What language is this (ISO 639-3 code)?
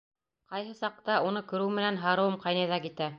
bak